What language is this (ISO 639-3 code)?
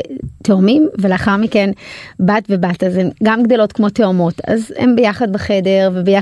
heb